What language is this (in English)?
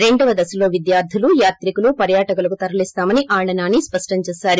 Telugu